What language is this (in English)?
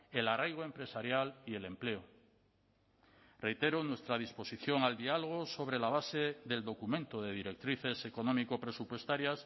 Spanish